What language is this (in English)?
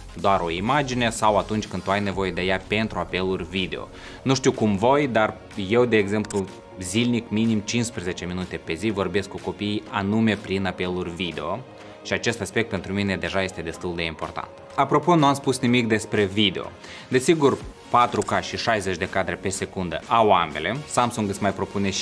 Romanian